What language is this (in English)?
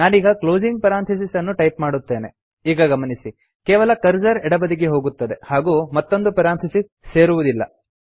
Kannada